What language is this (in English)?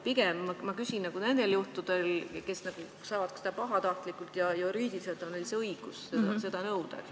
Estonian